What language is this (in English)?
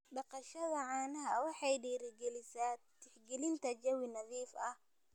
Somali